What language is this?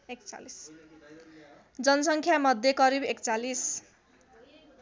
Nepali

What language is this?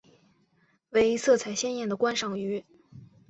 Chinese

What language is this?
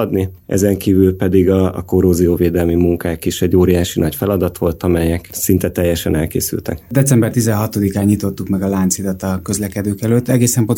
Hungarian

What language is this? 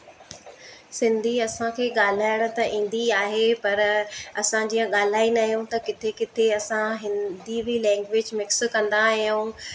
Sindhi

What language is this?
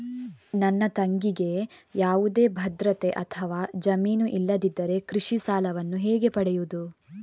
Kannada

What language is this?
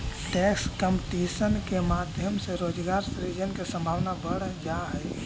Magahi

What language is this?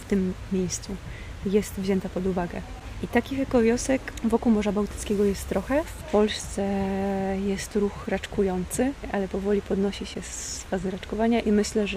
Polish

